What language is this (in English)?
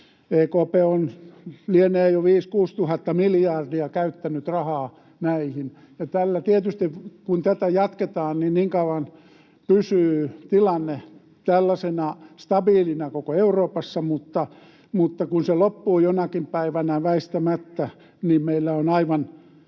Finnish